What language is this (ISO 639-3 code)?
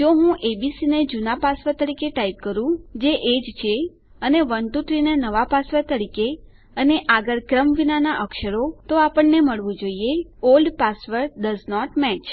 guj